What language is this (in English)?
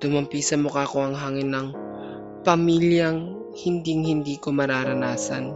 Filipino